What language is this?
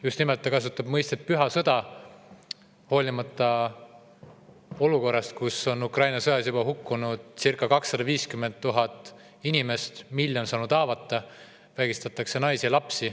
Estonian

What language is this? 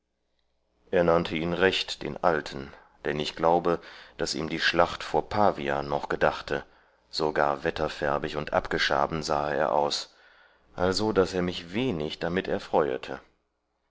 German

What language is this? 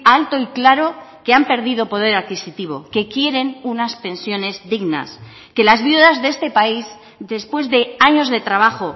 Spanish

